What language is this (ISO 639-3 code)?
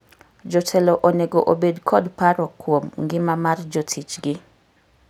luo